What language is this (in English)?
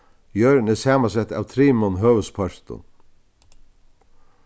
Faroese